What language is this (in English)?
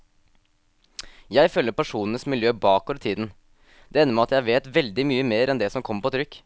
Norwegian